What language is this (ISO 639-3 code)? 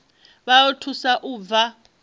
ven